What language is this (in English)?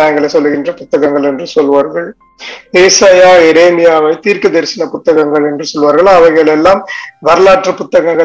Tamil